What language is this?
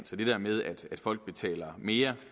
Danish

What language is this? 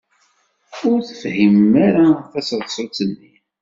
Kabyle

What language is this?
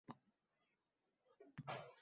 Uzbek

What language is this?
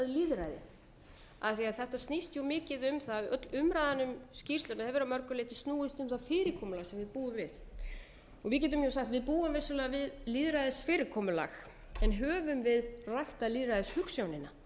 Icelandic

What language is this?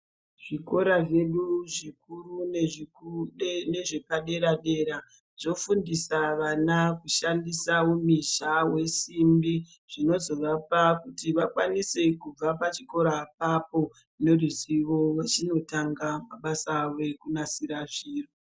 Ndau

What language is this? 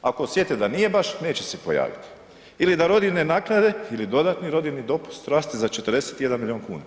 Croatian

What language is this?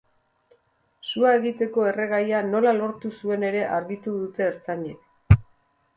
Basque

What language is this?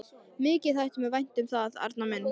Icelandic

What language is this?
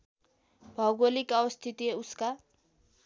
Nepali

